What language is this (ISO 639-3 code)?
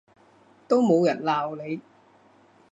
yue